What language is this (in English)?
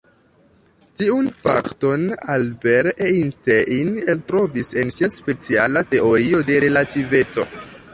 Esperanto